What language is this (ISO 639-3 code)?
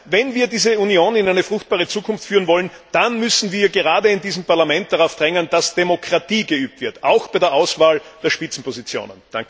deu